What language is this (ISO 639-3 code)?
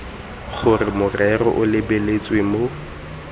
tsn